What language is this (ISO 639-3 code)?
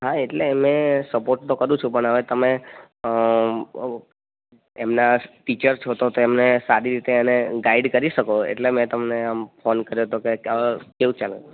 guj